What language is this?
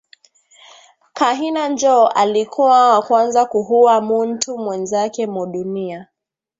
Swahili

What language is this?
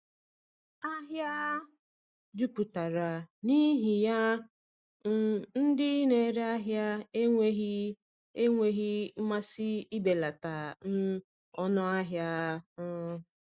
Igbo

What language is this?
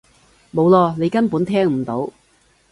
Cantonese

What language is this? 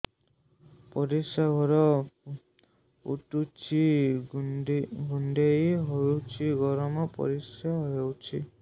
Odia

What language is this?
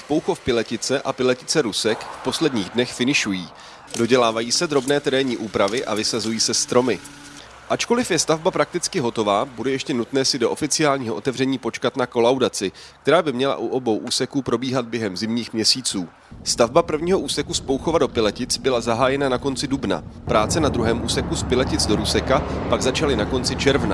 Czech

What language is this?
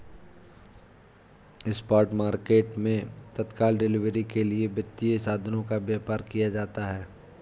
Hindi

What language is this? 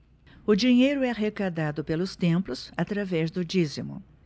Portuguese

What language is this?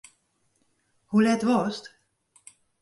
Western Frisian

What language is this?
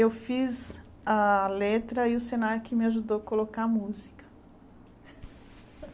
Portuguese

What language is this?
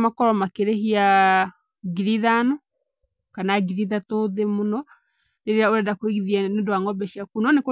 Kikuyu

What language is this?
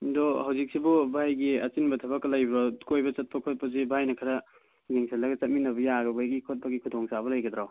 Manipuri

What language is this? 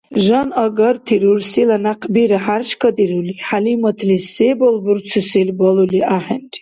Dargwa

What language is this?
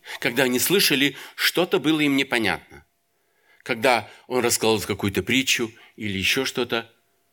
Russian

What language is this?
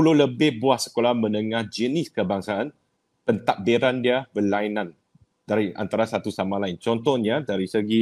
Malay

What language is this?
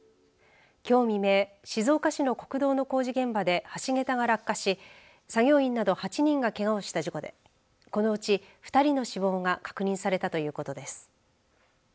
Japanese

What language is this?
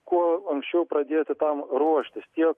Lithuanian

